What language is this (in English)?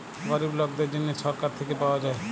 Bangla